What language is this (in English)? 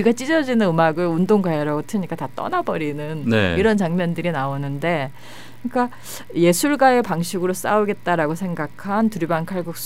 Korean